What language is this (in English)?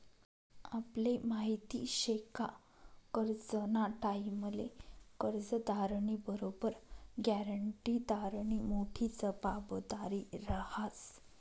Marathi